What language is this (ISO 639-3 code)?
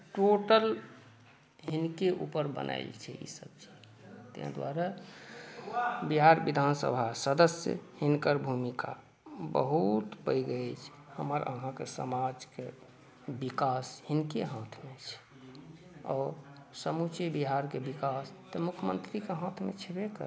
mai